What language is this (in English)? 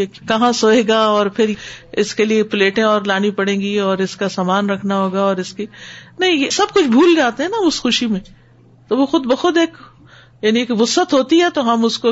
Urdu